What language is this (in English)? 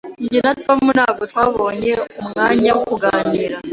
Kinyarwanda